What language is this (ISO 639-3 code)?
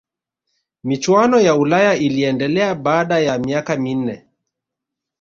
swa